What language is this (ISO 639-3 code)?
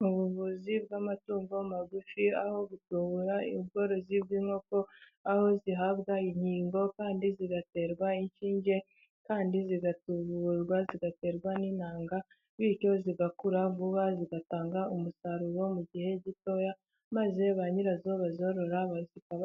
kin